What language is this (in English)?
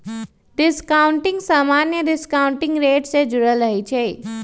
Magahi